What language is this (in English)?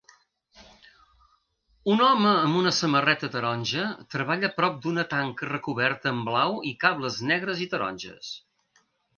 Catalan